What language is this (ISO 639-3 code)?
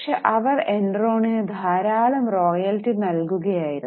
mal